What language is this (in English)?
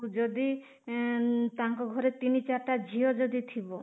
Odia